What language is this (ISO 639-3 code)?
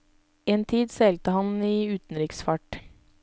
nor